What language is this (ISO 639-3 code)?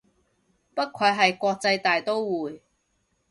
yue